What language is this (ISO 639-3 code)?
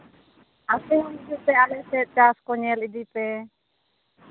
sat